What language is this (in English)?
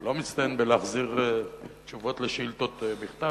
Hebrew